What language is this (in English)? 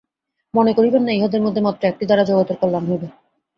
Bangla